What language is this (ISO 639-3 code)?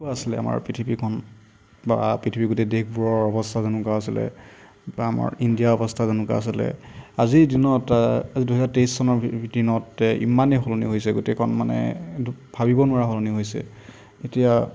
asm